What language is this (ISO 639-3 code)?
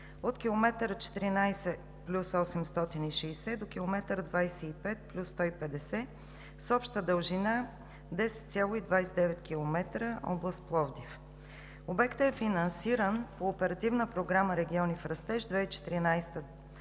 bul